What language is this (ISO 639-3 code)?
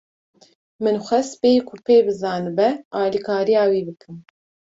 kur